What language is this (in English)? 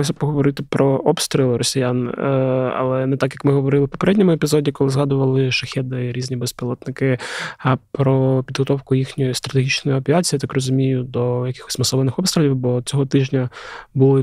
Ukrainian